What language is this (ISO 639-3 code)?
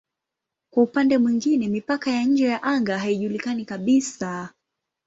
swa